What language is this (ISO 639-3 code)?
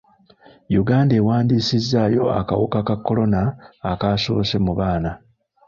lug